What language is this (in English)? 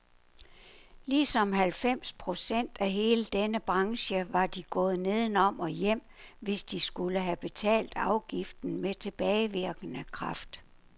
Danish